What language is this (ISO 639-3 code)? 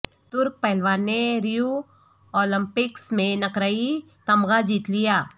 urd